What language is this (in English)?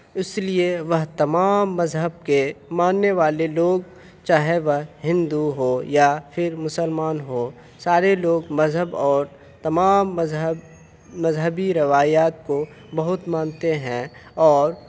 Urdu